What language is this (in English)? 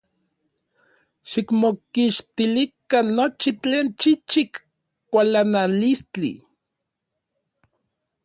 Orizaba Nahuatl